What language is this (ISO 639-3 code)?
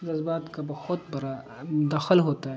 urd